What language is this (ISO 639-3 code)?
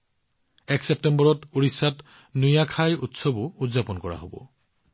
asm